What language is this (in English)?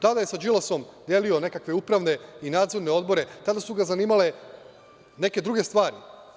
Serbian